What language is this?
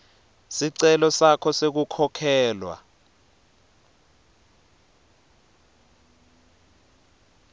Swati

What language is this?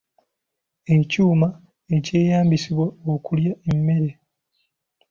Ganda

